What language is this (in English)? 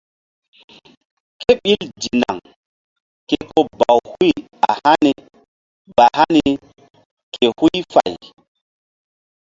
Mbum